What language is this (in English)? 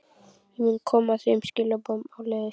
Icelandic